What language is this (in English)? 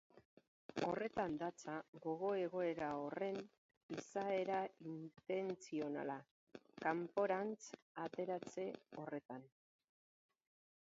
Basque